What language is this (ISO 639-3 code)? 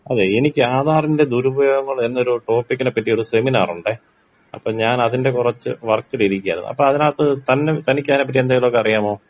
mal